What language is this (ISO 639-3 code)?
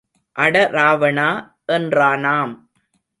tam